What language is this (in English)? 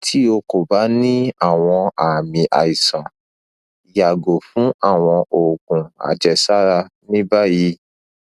Yoruba